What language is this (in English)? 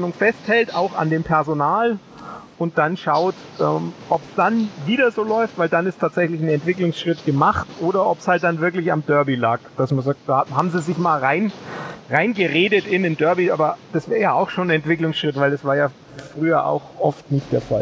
German